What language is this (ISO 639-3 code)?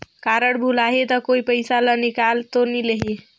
hne